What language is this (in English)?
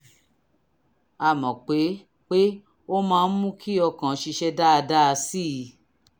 Yoruba